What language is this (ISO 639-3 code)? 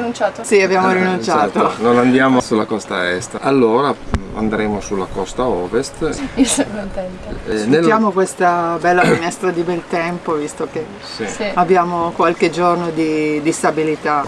ita